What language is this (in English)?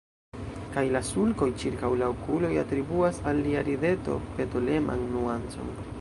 Esperanto